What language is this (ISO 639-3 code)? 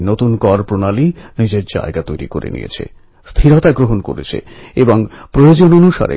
ben